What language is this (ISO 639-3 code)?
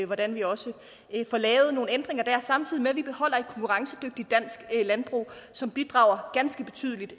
dan